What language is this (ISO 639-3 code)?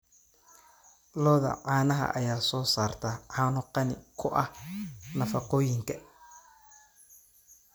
som